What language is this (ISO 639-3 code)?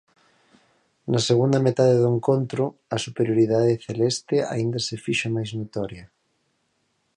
glg